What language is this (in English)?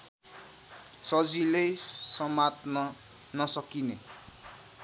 Nepali